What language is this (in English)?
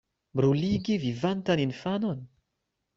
Esperanto